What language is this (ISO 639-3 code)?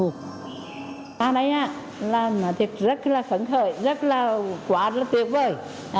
vie